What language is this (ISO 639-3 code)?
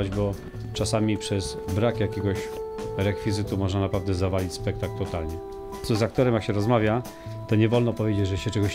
pol